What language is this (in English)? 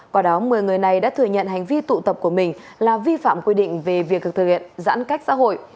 Vietnamese